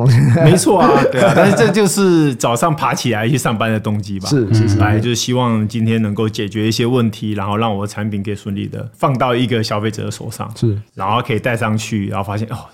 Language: Chinese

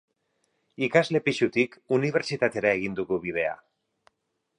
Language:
Basque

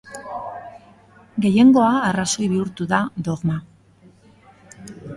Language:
Basque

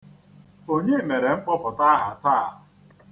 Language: Igbo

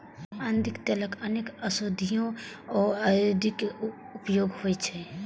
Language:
Maithili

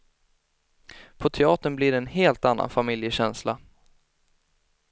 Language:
Swedish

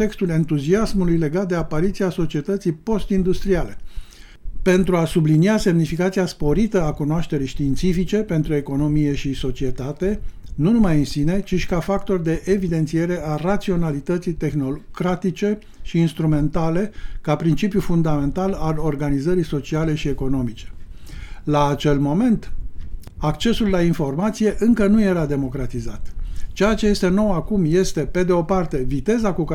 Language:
Romanian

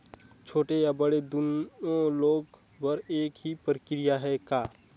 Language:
Chhattisgarhi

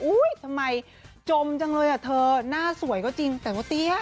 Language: Thai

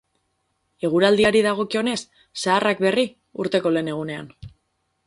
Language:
Basque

